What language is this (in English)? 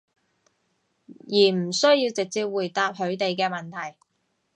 Cantonese